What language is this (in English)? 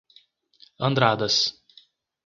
Portuguese